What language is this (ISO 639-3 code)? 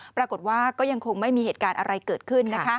tha